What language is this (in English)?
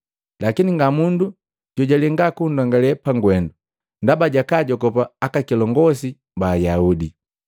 Matengo